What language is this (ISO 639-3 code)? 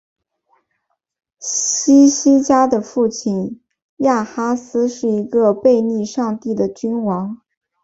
zho